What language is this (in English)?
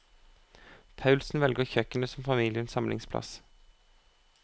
Norwegian